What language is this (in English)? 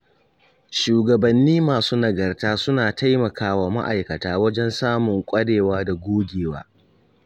Hausa